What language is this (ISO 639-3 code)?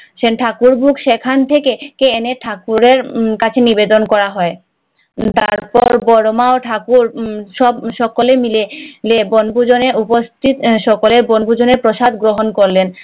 ben